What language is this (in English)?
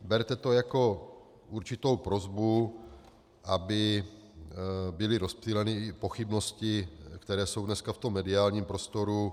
Czech